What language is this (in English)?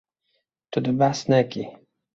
Kurdish